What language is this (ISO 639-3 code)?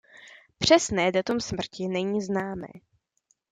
ces